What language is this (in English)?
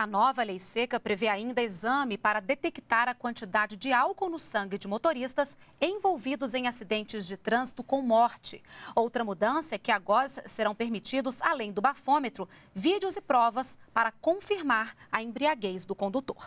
Portuguese